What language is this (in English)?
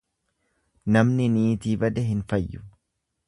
Oromo